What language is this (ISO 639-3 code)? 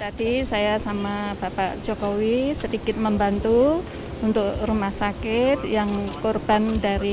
ind